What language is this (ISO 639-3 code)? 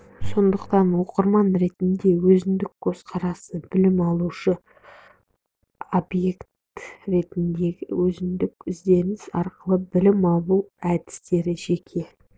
kaz